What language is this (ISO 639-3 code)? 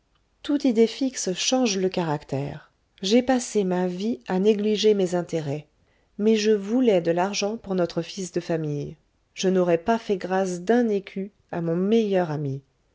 fra